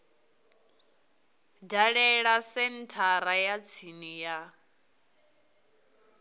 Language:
Venda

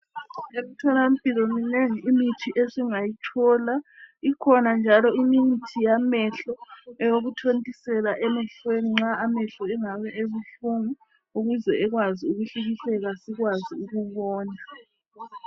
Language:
North Ndebele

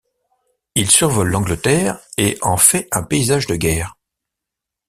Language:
French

